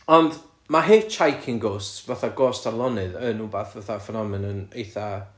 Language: Welsh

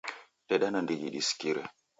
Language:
Taita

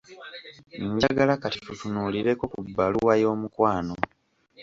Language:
Ganda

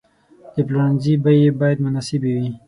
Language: Pashto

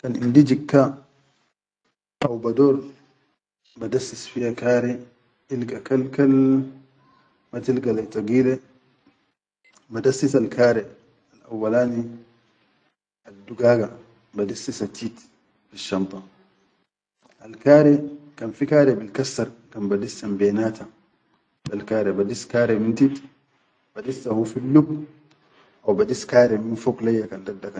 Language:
Chadian Arabic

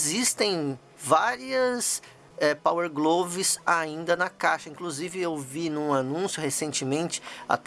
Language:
Portuguese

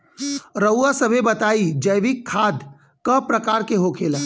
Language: Bhojpuri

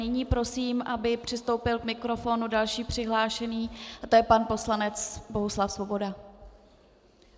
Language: Czech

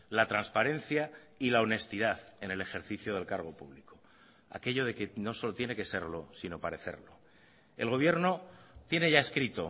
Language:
Spanish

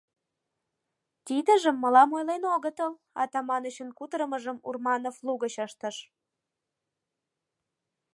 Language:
Mari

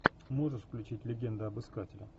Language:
Russian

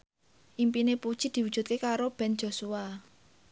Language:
Javanese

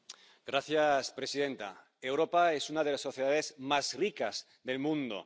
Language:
Spanish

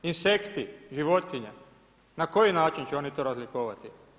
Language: Croatian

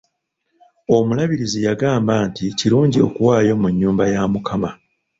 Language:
Ganda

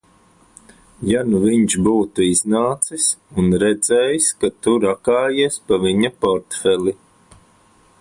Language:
Latvian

